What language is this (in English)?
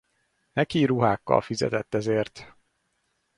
Hungarian